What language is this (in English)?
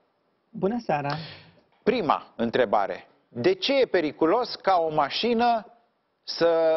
Romanian